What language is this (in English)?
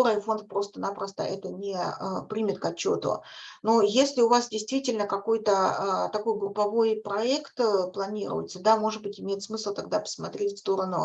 Russian